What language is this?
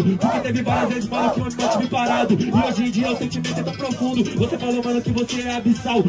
Portuguese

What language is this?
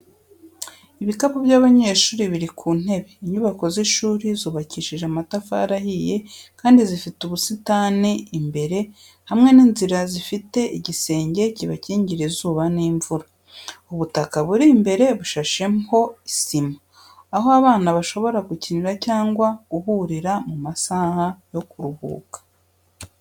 Kinyarwanda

